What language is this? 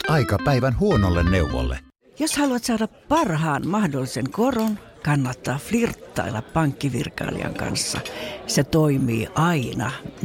Finnish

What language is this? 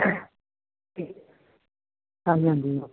Punjabi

